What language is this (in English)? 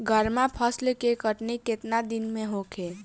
Bhojpuri